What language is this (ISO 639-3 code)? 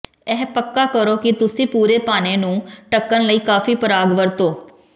pan